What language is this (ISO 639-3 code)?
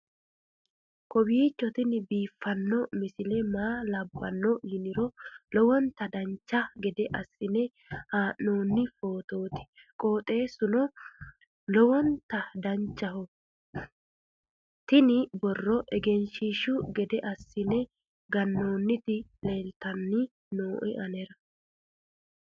sid